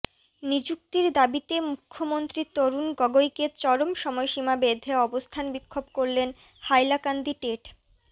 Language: Bangla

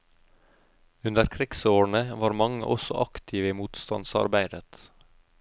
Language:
Norwegian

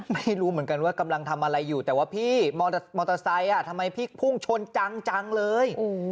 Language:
Thai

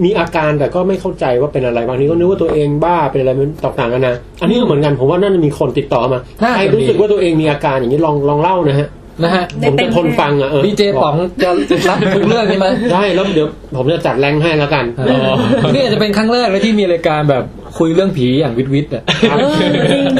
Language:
Thai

